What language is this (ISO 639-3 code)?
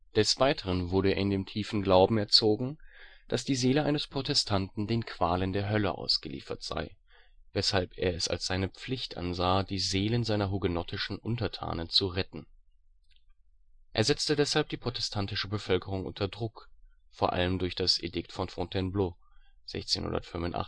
deu